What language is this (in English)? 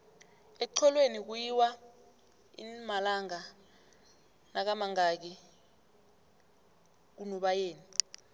South Ndebele